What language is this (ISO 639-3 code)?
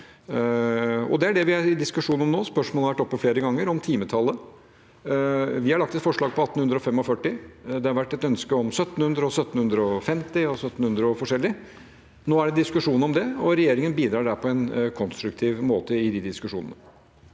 nor